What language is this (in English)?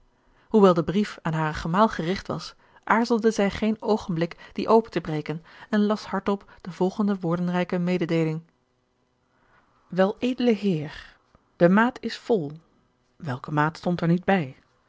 Dutch